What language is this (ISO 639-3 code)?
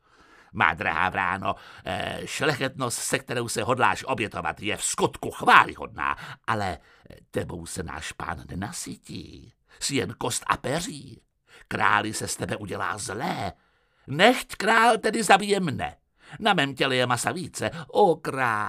ces